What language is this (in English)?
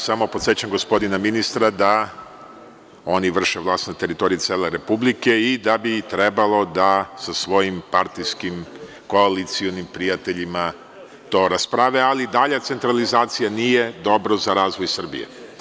Serbian